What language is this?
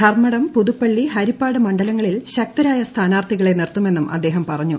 Malayalam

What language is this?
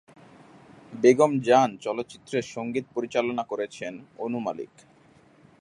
Bangla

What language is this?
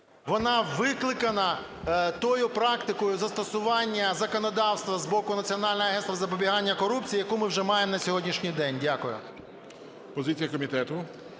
Ukrainian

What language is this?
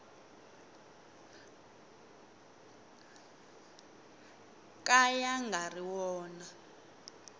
Tsonga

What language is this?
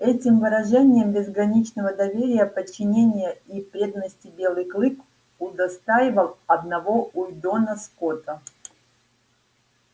Russian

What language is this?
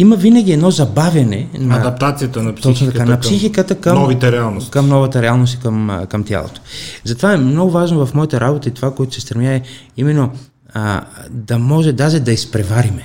Bulgarian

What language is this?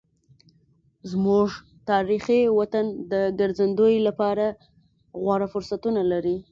Pashto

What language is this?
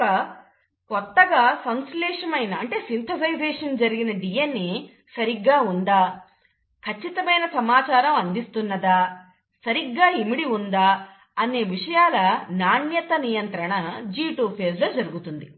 Telugu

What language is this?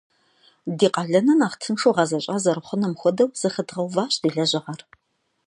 Kabardian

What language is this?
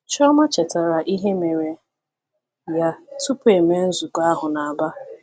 Igbo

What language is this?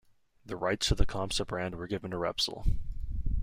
English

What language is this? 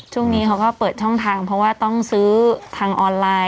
Thai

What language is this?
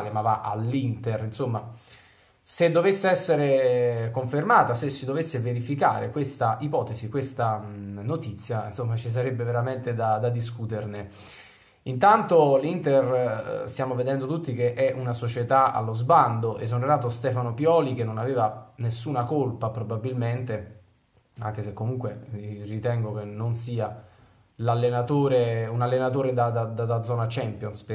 Italian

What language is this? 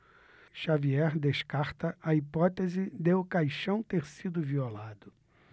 Portuguese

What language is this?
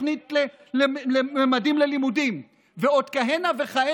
Hebrew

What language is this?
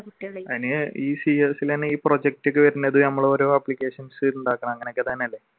Malayalam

